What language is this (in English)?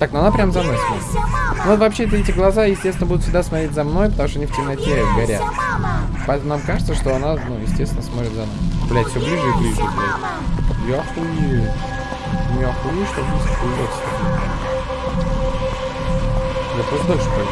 Russian